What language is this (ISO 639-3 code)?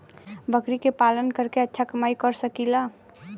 bho